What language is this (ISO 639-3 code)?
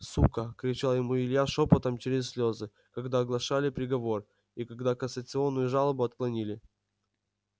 rus